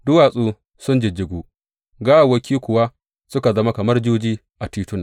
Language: Hausa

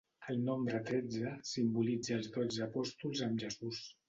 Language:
Catalan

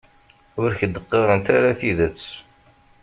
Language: Kabyle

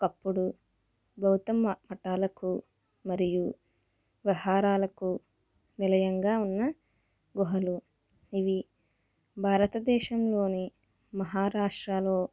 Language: Telugu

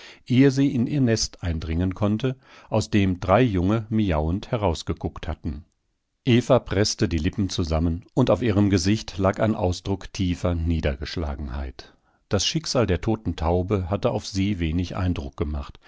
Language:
German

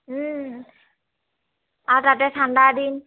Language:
Assamese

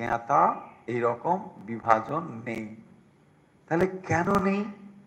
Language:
Bangla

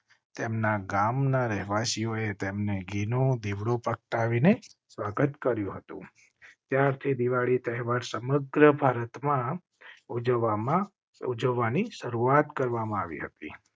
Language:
Gujarati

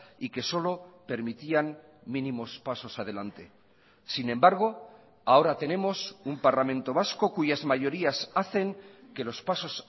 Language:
Spanish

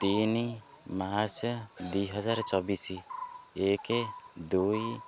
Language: Odia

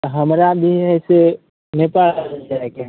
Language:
Maithili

